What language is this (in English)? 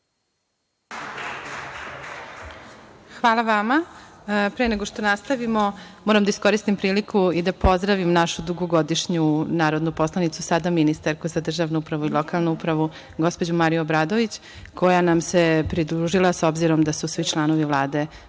Serbian